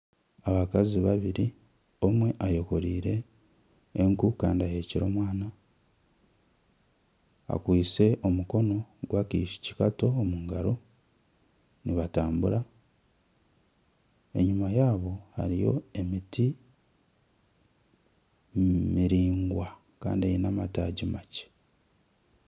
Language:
Nyankole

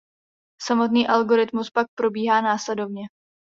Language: Czech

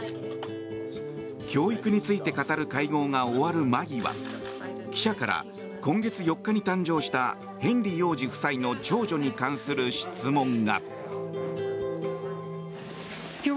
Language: Japanese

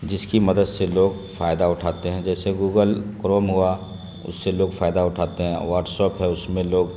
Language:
Urdu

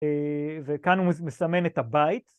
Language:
Hebrew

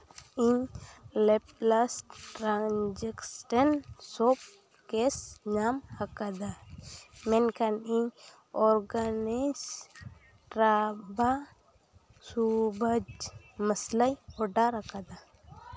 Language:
Santali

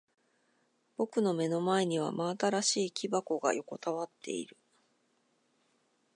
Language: Japanese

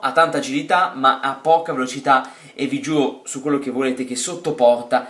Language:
Italian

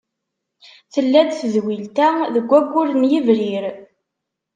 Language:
Kabyle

